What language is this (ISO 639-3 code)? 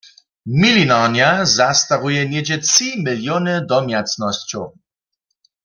hsb